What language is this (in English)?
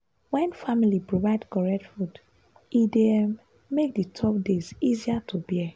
Nigerian Pidgin